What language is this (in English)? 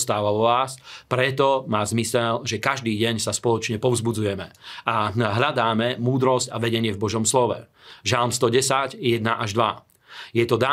Slovak